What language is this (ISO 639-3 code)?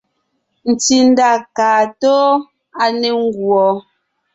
nnh